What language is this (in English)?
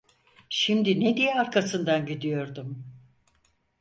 Turkish